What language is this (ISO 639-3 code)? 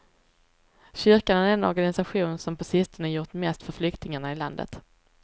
swe